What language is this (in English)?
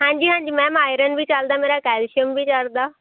Punjabi